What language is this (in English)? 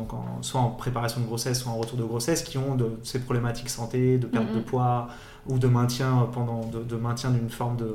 French